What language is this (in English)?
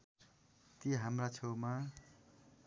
Nepali